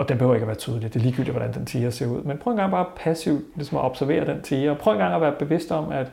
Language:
Danish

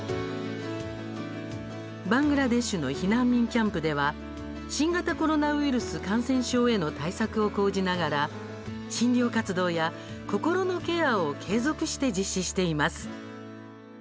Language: Japanese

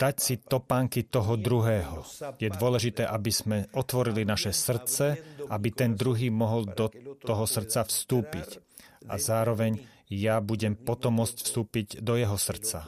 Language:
Slovak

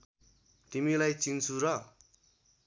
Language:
Nepali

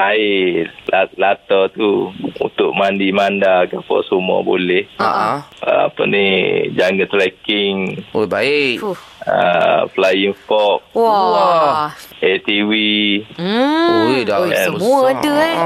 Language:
Malay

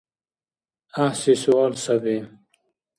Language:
Dargwa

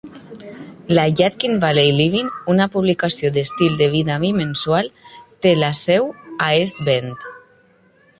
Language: Catalan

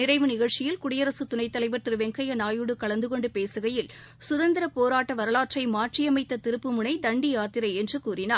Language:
Tamil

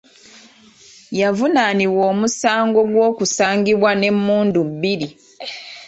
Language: Ganda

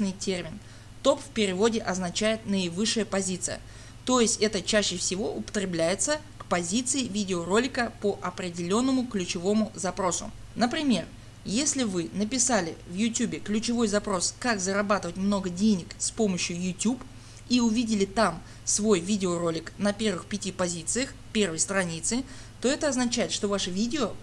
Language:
Russian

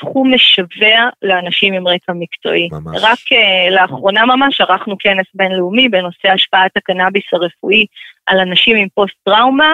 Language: Hebrew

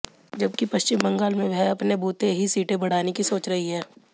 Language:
Hindi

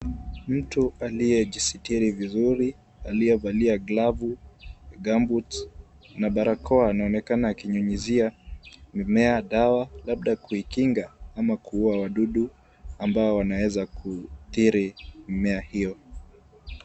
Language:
Swahili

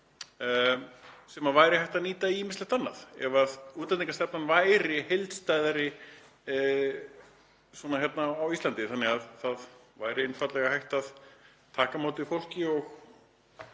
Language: Icelandic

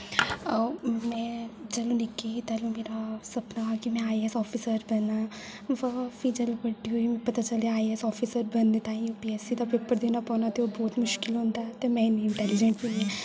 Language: Dogri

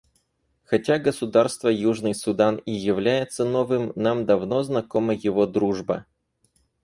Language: Russian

